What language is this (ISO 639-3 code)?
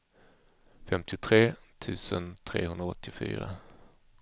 swe